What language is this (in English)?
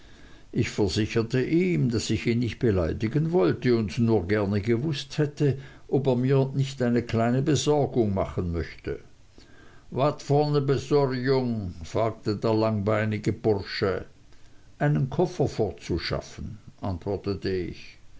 German